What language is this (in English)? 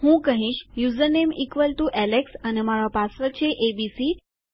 Gujarati